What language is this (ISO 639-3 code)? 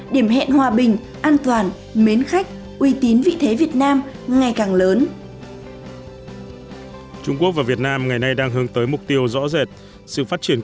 vie